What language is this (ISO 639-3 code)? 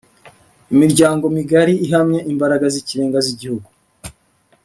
kin